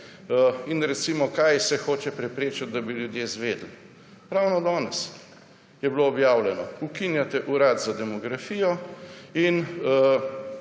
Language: Slovenian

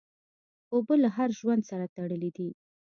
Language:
Pashto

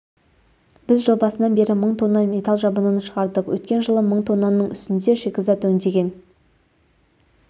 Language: Kazakh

